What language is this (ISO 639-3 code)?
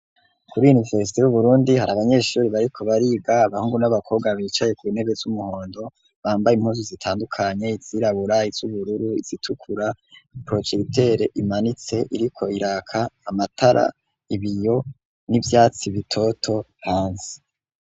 run